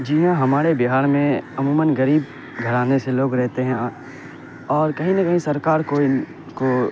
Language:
Urdu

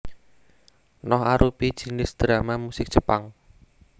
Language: Javanese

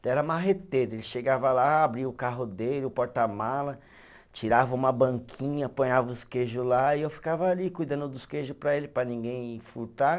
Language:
Portuguese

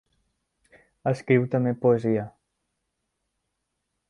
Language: Catalan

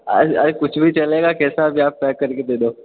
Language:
Hindi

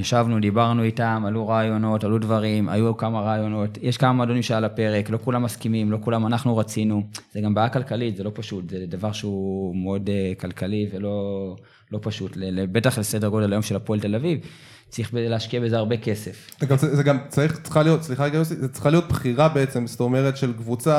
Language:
Hebrew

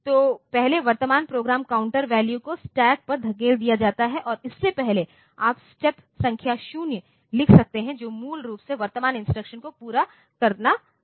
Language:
Hindi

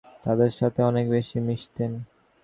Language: Bangla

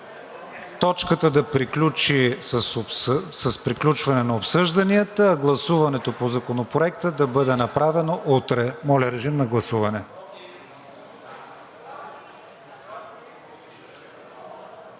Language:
Bulgarian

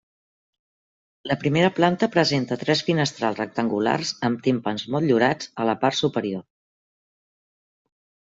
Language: Catalan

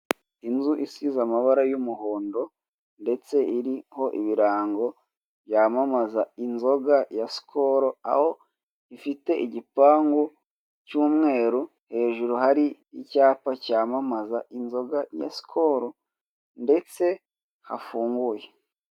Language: Kinyarwanda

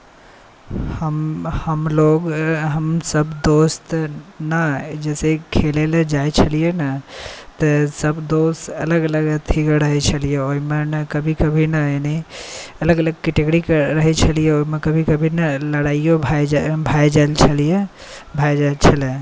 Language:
Maithili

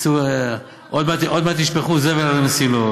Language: Hebrew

